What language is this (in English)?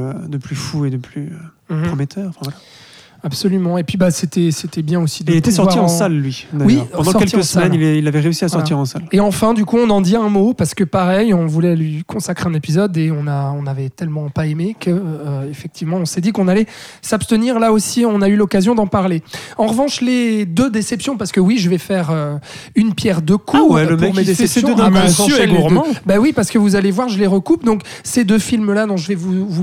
French